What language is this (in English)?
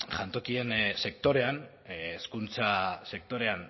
Basque